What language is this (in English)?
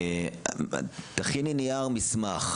Hebrew